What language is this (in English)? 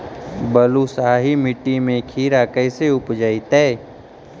Magahi